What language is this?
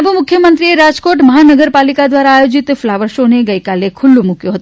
Gujarati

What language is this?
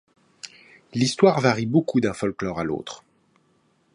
French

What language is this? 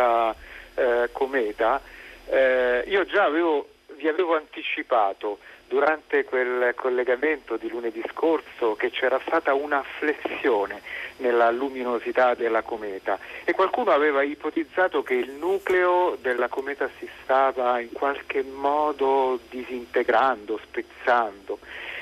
Italian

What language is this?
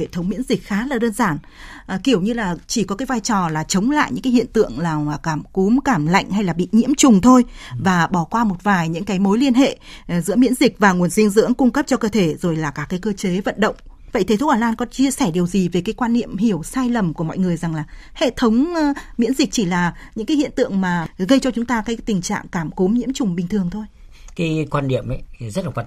Vietnamese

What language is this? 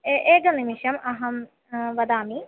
Sanskrit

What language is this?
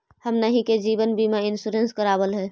Magahi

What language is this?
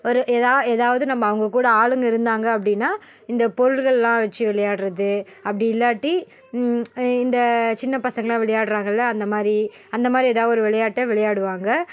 Tamil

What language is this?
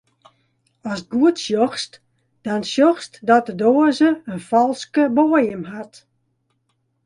Western Frisian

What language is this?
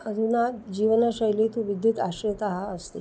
Sanskrit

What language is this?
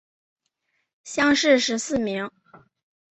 Chinese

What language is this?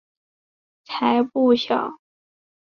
Chinese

